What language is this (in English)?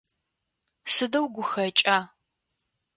Adyghe